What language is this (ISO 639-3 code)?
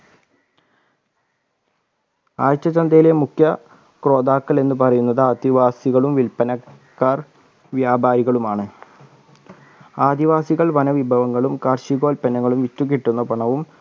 mal